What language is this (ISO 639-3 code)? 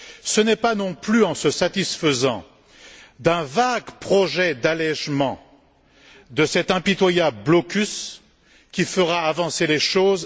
fra